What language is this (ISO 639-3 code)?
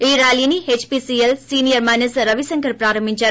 tel